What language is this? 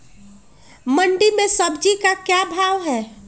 Magahi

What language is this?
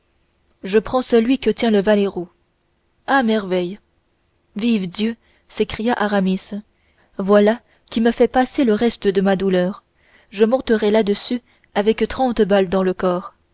French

